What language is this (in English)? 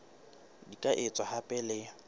Southern Sotho